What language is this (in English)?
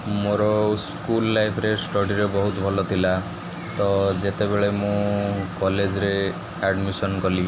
Odia